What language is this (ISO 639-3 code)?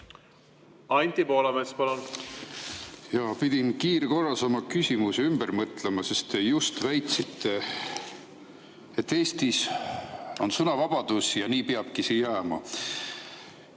est